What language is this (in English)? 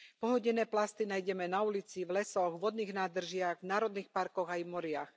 Slovak